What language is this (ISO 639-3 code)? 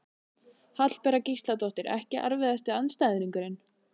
isl